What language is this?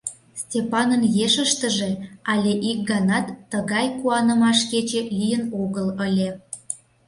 Mari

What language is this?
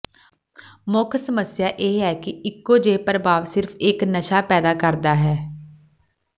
Punjabi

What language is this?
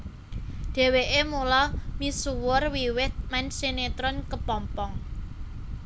Javanese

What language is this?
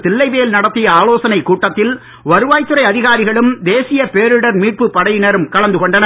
Tamil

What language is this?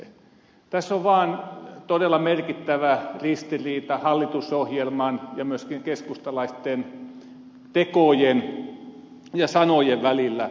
Finnish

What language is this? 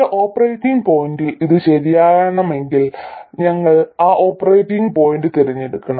Malayalam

